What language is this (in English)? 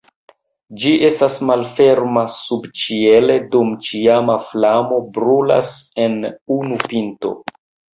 Esperanto